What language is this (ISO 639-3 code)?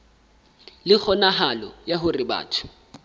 sot